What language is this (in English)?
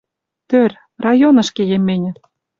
Western Mari